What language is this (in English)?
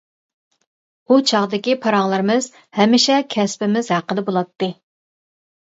Uyghur